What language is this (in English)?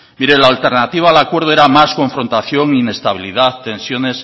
Spanish